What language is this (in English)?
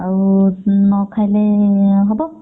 Odia